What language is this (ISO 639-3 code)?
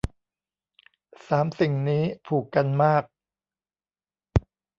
tha